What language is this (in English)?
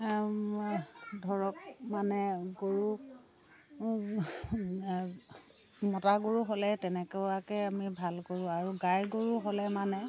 Assamese